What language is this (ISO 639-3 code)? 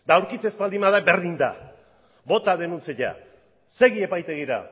eus